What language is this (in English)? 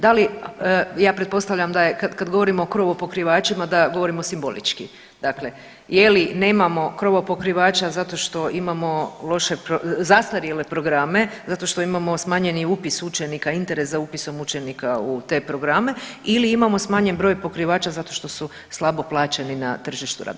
Croatian